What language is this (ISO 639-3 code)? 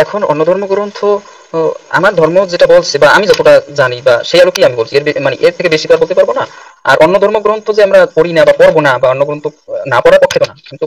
ind